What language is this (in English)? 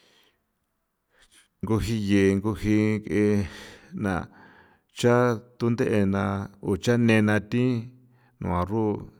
San Felipe Otlaltepec Popoloca